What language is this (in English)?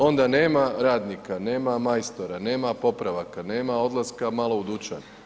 Croatian